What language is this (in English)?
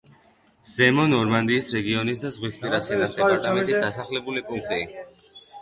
Georgian